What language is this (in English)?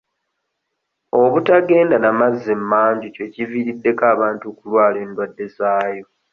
Ganda